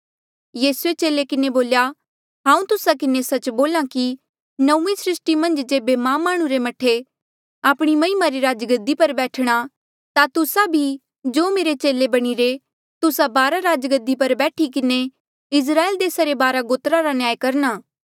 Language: Mandeali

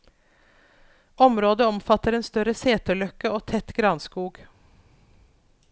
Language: Norwegian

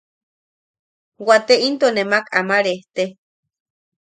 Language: Yaqui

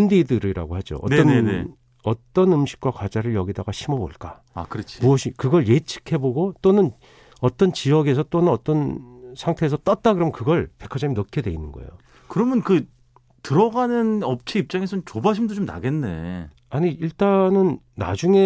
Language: Korean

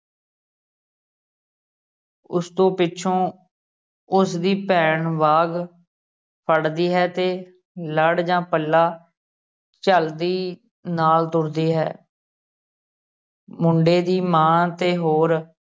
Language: Punjabi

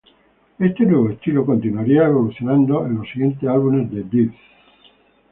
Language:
Spanish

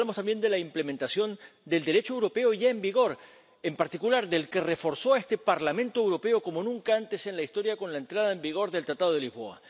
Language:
Spanish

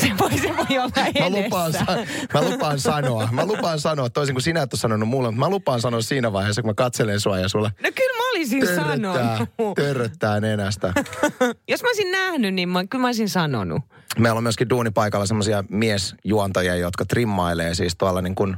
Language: Finnish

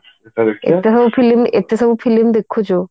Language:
Odia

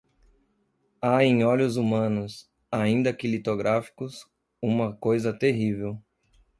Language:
Portuguese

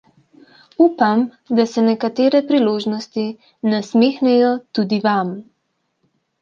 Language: Slovenian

